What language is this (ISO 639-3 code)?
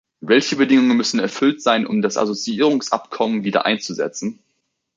deu